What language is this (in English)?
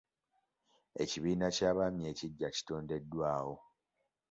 Ganda